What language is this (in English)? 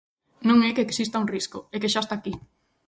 Galician